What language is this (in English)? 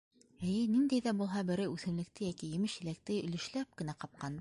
Bashkir